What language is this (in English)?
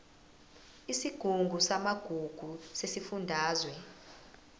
Zulu